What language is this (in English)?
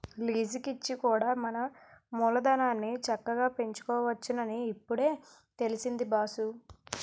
Telugu